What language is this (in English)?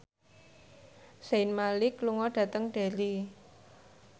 Javanese